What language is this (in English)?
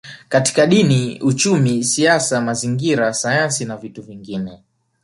Swahili